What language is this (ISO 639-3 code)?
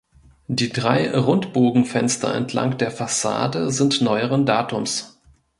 deu